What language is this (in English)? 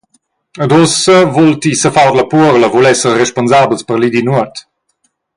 Romansh